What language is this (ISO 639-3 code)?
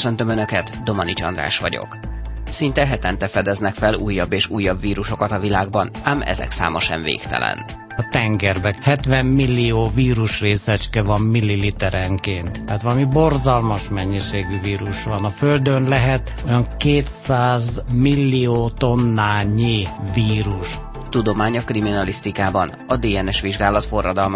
hun